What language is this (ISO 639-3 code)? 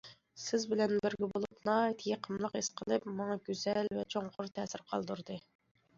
uig